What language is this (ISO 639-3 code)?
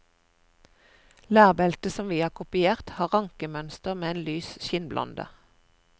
nor